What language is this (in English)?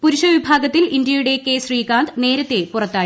Malayalam